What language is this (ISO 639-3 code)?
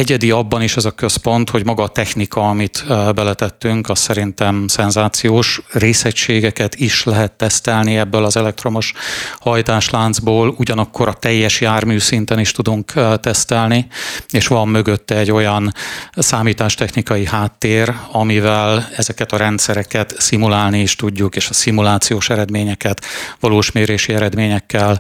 hun